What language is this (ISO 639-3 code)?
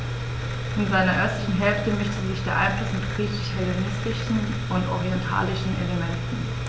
deu